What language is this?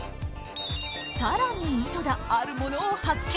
Japanese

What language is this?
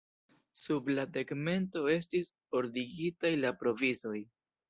Esperanto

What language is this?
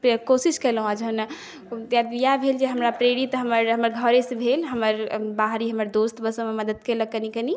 Maithili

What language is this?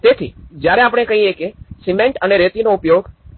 Gujarati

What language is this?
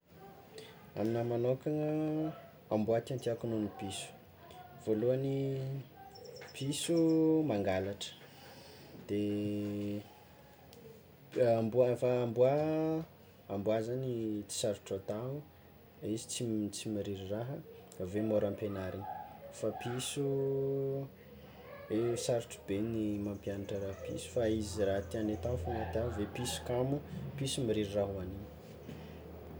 Tsimihety Malagasy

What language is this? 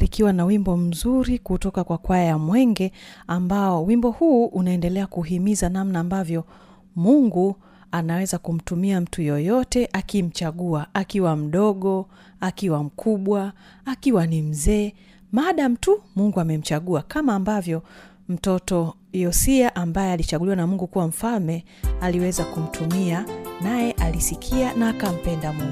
Swahili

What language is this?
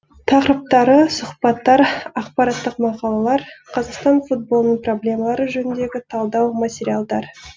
Kazakh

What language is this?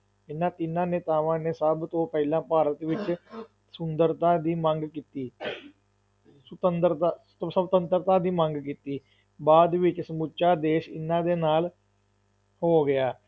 Punjabi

